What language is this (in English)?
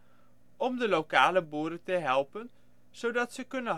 Dutch